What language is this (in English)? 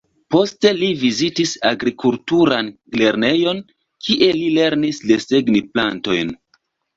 Esperanto